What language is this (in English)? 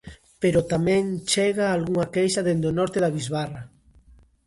Galician